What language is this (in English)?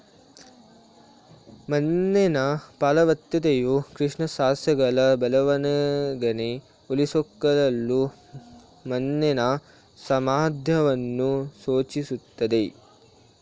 Kannada